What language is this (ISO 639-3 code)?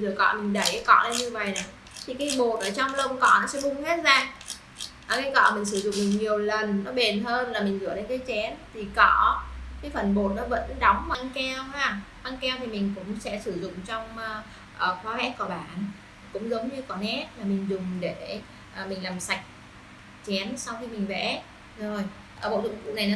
vie